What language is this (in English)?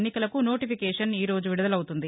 Telugu